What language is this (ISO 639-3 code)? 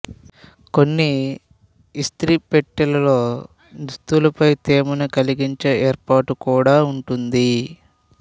tel